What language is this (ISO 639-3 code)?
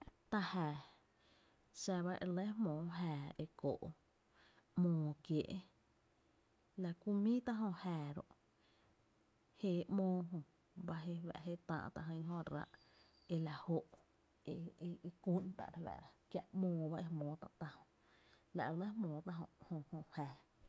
cte